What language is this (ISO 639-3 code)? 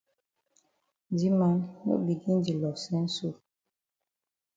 wes